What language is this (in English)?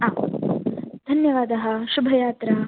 Sanskrit